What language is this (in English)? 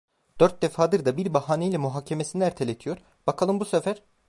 Turkish